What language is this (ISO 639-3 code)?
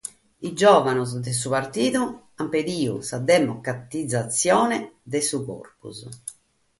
srd